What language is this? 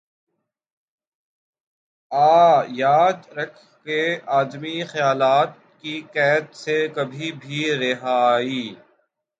Urdu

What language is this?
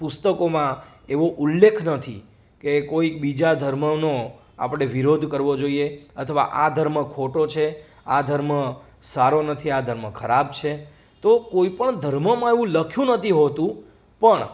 Gujarati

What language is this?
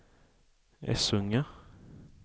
Swedish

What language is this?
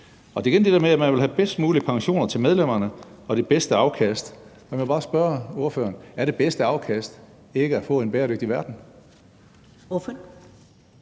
Danish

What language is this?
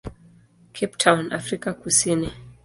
Swahili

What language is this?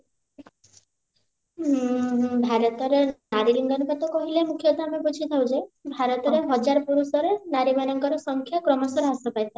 Odia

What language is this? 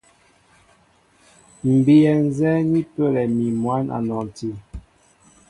Mbo (Cameroon)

